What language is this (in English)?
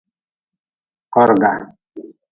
Nawdm